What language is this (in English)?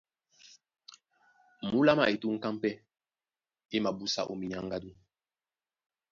Duala